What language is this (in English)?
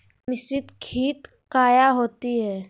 Magahi